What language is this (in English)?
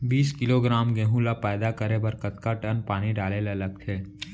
Chhattisgarhi